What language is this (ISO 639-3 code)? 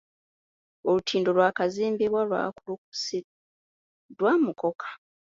lug